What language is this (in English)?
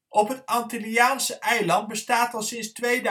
Dutch